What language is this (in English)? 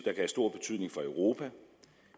Danish